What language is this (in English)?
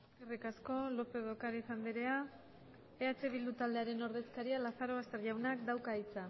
Basque